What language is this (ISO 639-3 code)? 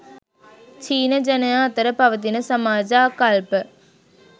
sin